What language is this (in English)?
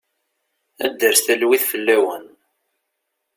Kabyle